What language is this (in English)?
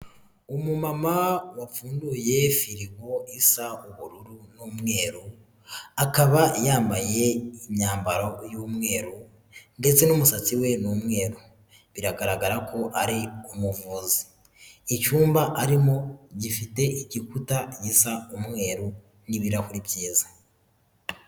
Kinyarwanda